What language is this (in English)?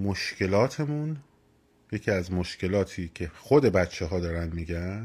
Persian